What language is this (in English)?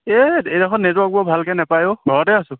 Assamese